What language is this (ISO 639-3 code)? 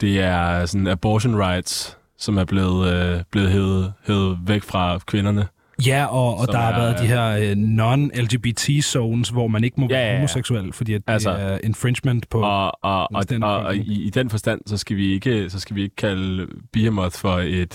dan